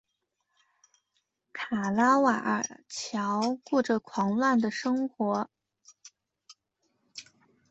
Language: Chinese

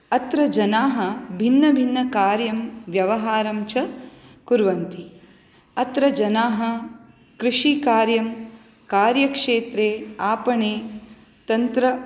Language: Sanskrit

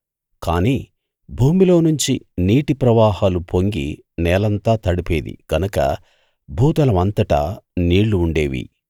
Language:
Telugu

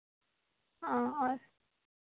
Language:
Hindi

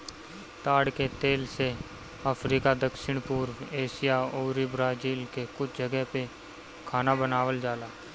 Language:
Bhojpuri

